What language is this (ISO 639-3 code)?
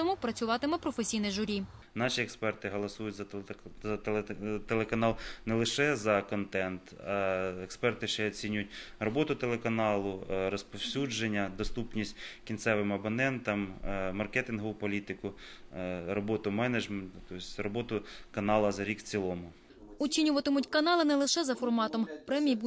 ukr